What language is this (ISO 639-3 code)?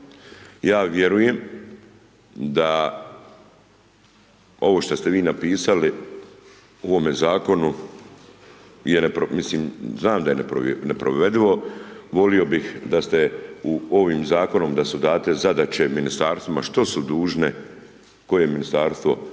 hrv